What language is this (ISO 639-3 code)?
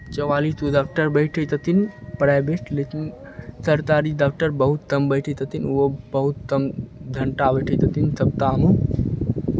mai